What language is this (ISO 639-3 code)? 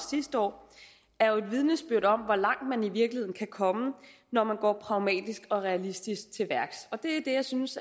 dan